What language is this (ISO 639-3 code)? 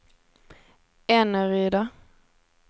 swe